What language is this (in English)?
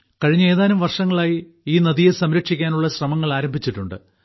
Malayalam